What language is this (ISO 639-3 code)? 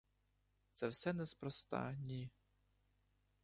ukr